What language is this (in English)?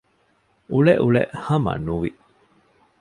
Divehi